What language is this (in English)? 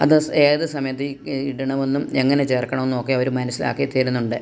Malayalam